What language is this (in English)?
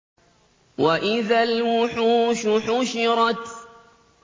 Arabic